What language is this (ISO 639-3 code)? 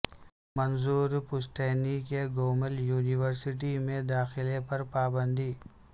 urd